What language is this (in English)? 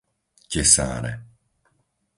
Slovak